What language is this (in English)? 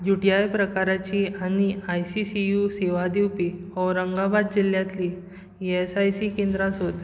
Konkani